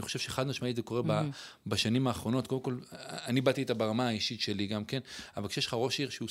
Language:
Hebrew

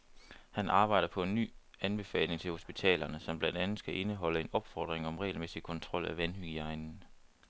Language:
Danish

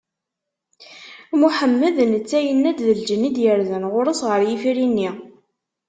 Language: Kabyle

